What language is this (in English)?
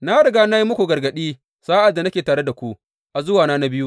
Hausa